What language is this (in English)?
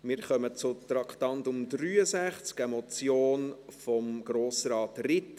Swiss German